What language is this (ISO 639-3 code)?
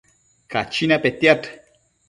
mcf